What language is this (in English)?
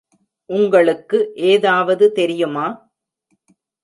Tamil